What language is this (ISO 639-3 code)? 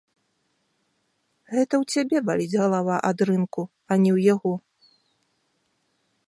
bel